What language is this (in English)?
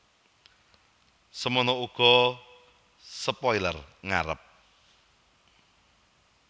Javanese